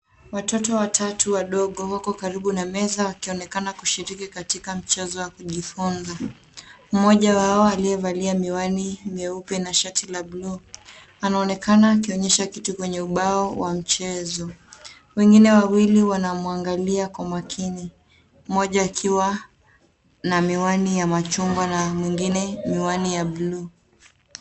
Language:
Swahili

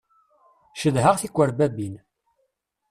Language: Kabyle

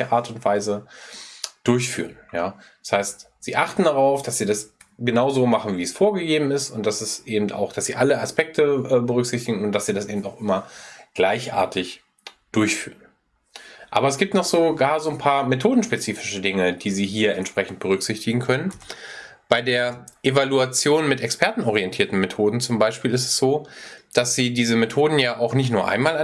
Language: German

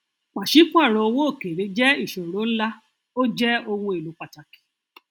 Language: Yoruba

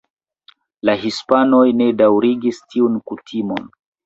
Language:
Esperanto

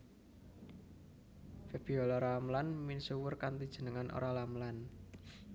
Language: Javanese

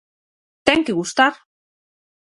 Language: Galician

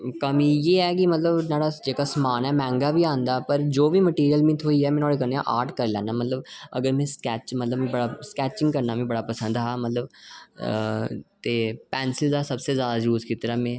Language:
Dogri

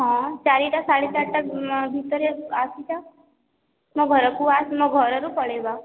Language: Odia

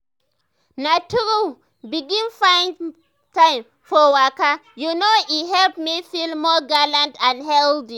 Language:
Nigerian Pidgin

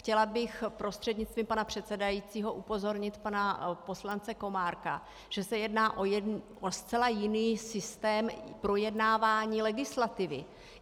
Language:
Czech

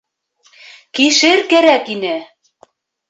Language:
Bashkir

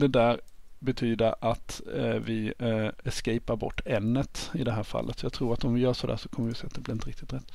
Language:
Swedish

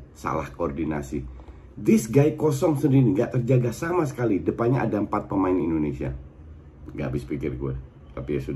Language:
Indonesian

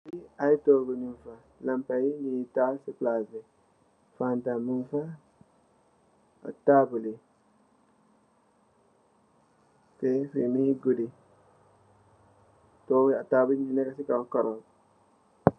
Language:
Wolof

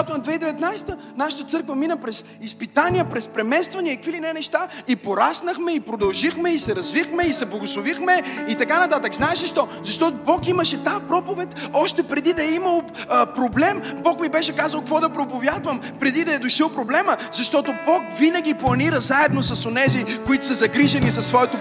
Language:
Bulgarian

